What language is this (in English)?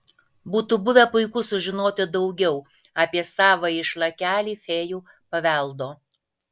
Lithuanian